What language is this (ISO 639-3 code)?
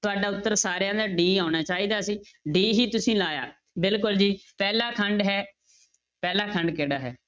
pan